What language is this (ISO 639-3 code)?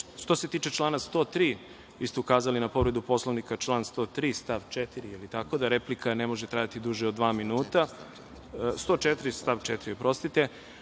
srp